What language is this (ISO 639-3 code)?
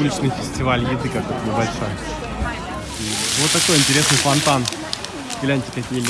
rus